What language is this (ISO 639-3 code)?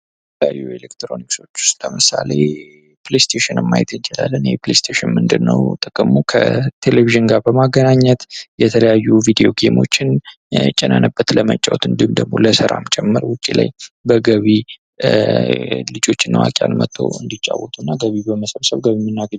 amh